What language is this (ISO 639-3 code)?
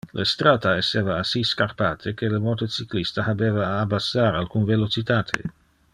ina